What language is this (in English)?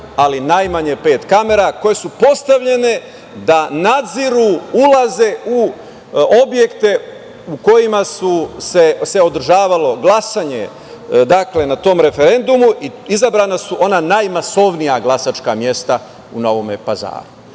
Serbian